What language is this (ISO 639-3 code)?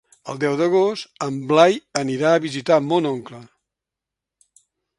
cat